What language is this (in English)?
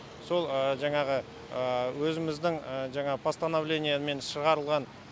Kazakh